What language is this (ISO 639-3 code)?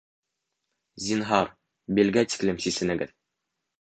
bak